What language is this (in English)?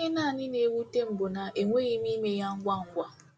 Igbo